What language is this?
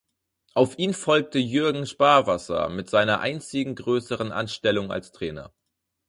German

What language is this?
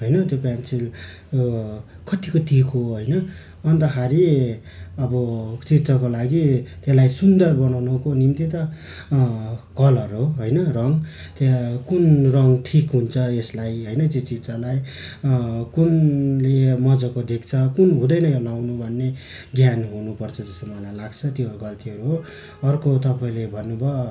Nepali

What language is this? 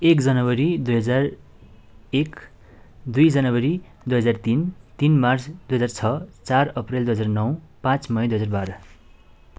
Nepali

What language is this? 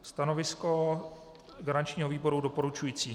Czech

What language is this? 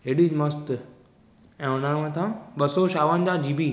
Sindhi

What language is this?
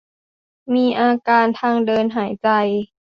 Thai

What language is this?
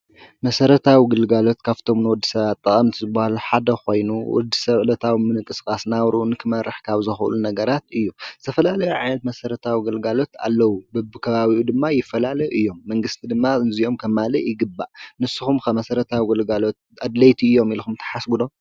Tigrinya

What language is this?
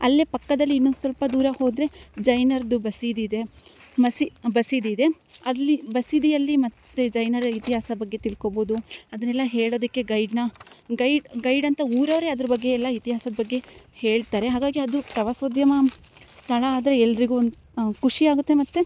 Kannada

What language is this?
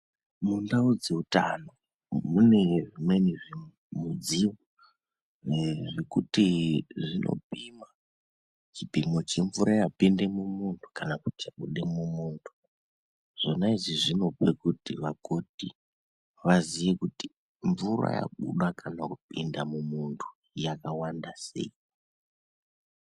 Ndau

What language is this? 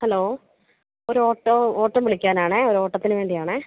Malayalam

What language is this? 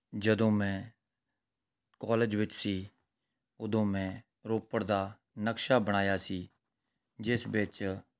Punjabi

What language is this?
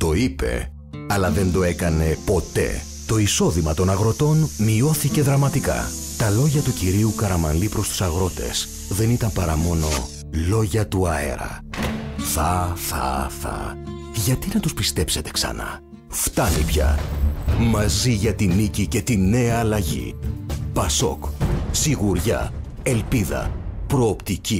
Greek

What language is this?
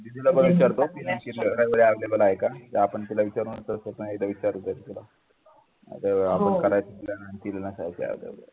Marathi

